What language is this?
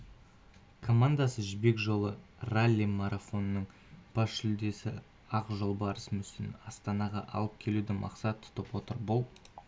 Kazakh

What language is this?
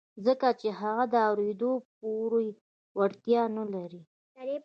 Pashto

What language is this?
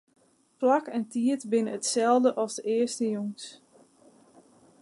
Western Frisian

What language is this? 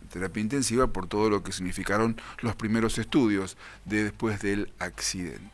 Spanish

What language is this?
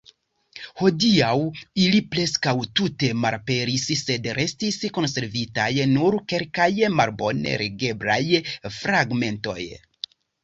Esperanto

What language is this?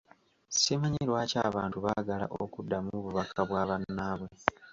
Ganda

